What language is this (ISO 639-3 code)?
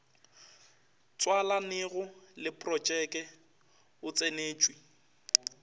nso